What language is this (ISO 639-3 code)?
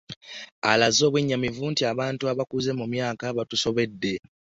lug